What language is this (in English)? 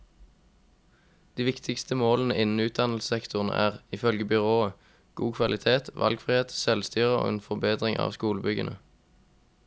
Norwegian